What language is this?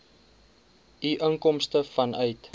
Afrikaans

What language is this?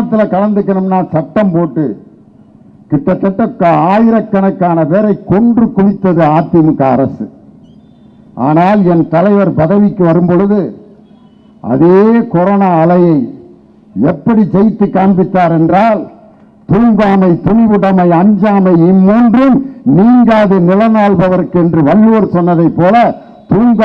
Indonesian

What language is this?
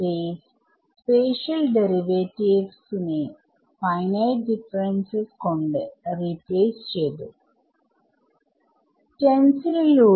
Malayalam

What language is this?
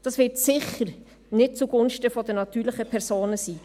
Swiss German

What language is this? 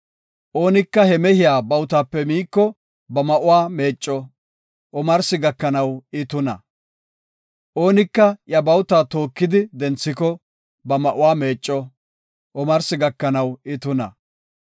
Gofa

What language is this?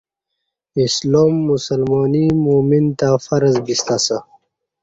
Kati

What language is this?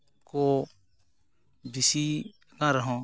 Santali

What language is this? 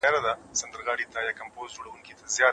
Pashto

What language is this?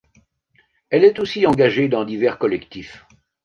French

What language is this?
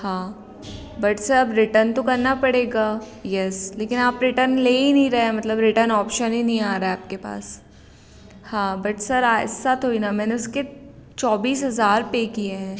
Hindi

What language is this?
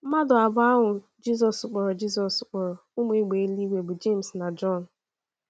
Igbo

